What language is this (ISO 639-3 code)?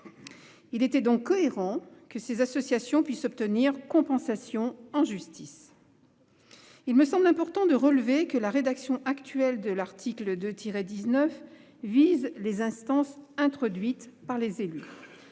fra